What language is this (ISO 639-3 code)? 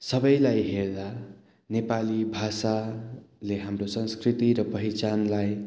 nep